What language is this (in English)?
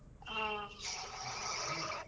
Kannada